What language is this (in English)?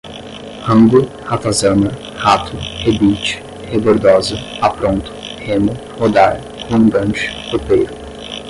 Portuguese